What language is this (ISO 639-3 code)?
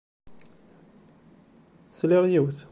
kab